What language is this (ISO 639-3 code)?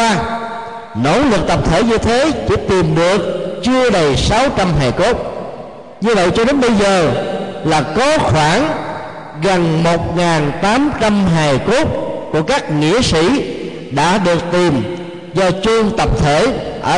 vie